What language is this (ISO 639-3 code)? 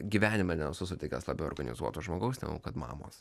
lit